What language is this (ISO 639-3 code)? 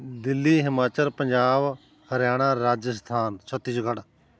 pan